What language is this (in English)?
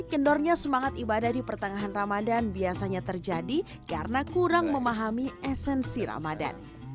Indonesian